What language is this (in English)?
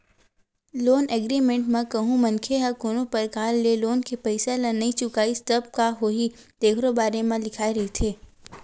Chhattisgarhi